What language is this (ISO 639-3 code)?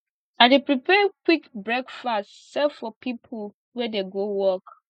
pcm